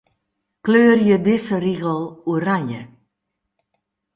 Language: Western Frisian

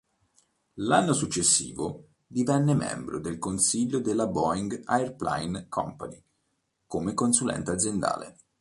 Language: Italian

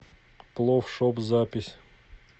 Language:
Russian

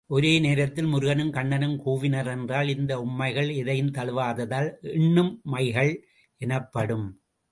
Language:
Tamil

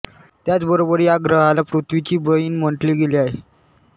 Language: Marathi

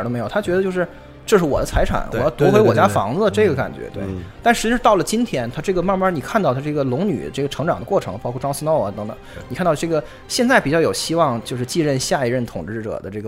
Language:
Chinese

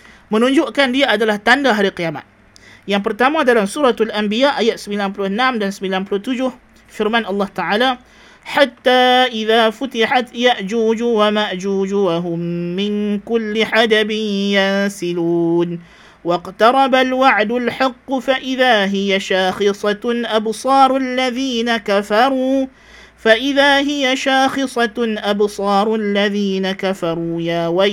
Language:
Malay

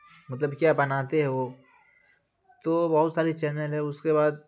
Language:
Urdu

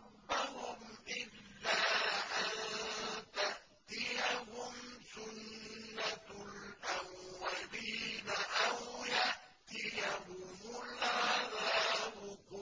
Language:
Arabic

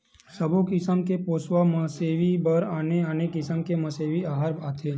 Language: Chhattisgarhi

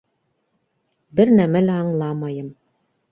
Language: Bashkir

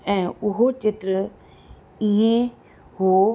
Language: Sindhi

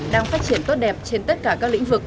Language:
Vietnamese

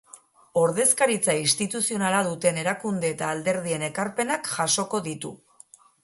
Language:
Basque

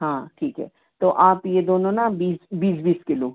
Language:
Hindi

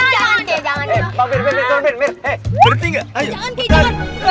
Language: Indonesian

